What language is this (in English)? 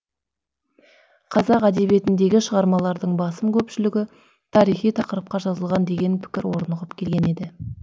Kazakh